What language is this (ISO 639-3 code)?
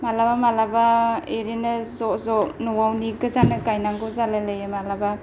brx